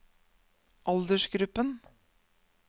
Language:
Norwegian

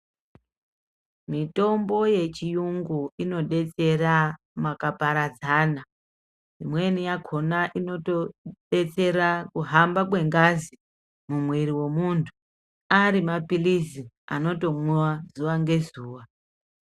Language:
Ndau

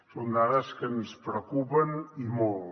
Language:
Catalan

